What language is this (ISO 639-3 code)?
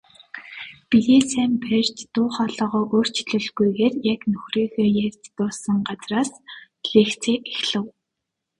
mon